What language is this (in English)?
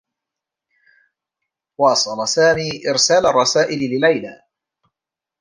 Arabic